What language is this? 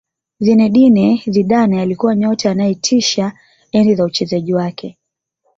Swahili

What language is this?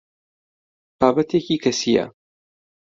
Central Kurdish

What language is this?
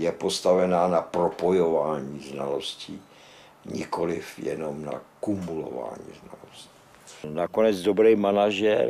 Czech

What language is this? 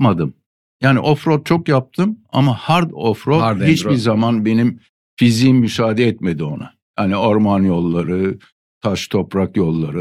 Turkish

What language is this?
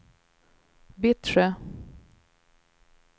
Swedish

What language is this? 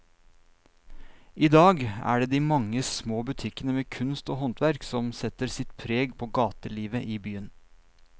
Norwegian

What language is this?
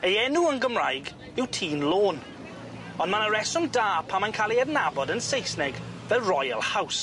Welsh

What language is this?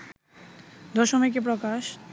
Bangla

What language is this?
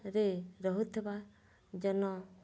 Odia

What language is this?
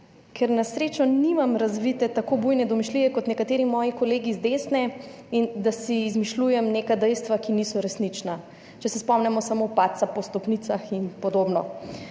Slovenian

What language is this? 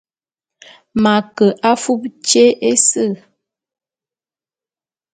Bulu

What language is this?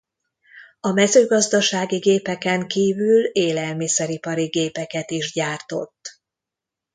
Hungarian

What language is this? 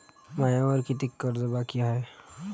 Marathi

